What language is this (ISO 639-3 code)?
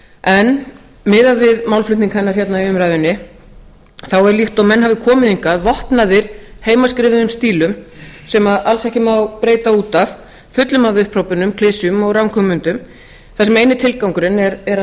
isl